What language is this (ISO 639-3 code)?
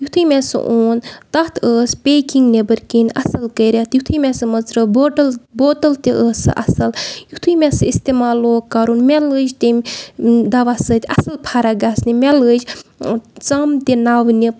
kas